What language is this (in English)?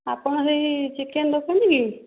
Odia